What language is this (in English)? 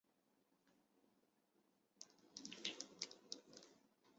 Chinese